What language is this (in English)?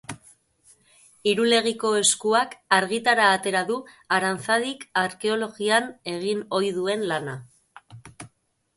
Basque